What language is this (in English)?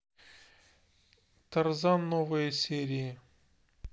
Russian